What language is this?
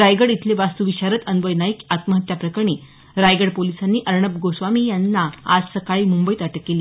Marathi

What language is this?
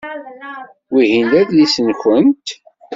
Kabyle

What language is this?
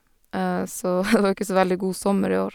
Norwegian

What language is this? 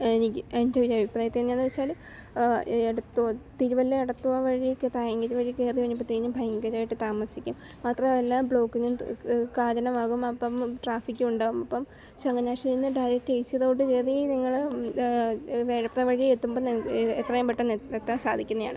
Malayalam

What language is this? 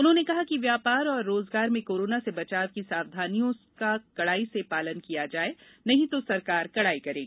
Hindi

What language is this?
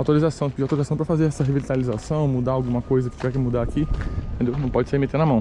Portuguese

